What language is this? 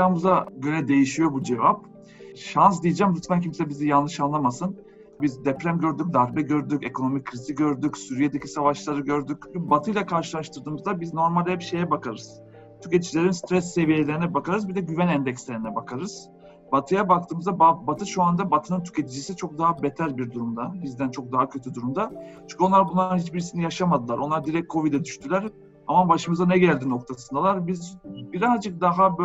Turkish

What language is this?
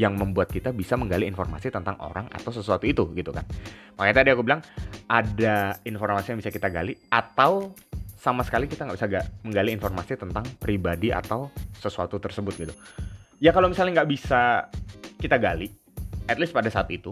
Indonesian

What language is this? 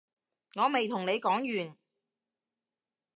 Cantonese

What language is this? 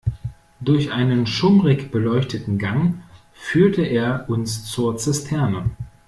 German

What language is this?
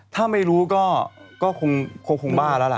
Thai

